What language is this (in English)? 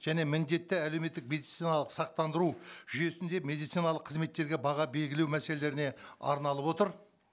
Kazakh